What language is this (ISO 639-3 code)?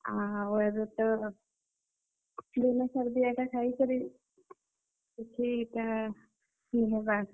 ori